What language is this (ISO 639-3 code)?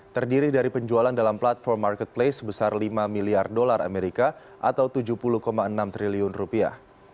ind